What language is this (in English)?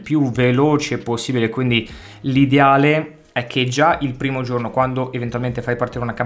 Italian